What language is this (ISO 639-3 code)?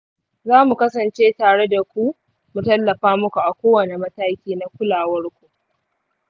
hau